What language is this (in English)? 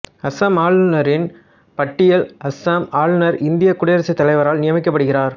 Tamil